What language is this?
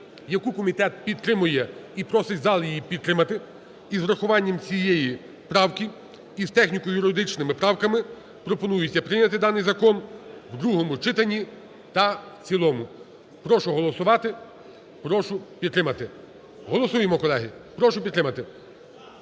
Ukrainian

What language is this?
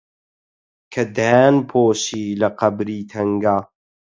Central Kurdish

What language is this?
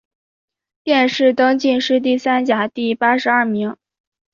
Chinese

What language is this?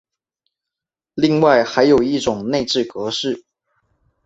Chinese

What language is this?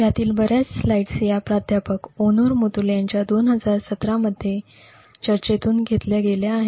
Marathi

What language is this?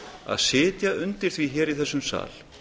Icelandic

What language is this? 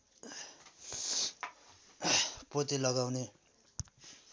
Nepali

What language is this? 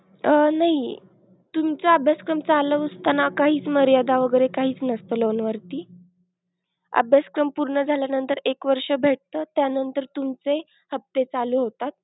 Marathi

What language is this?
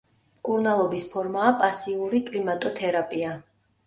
Georgian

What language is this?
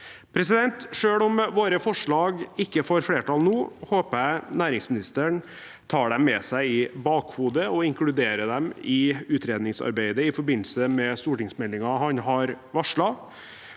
Norwegian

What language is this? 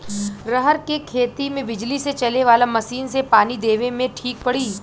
Bhojpuri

